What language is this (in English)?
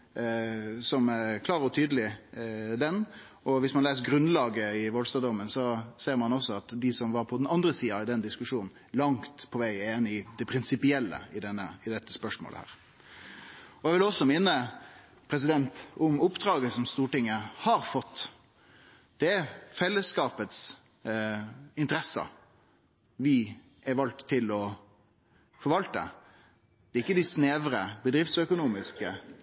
Norwegian Nynorsk